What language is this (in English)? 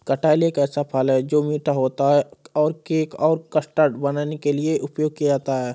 Hindi